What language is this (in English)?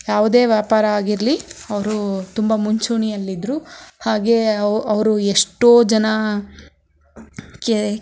Kannada